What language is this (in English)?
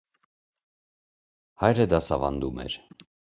Armenian